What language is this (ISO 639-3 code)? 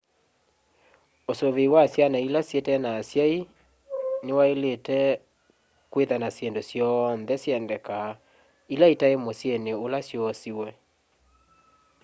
kam